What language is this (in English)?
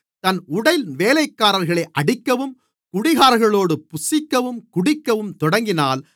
Tamil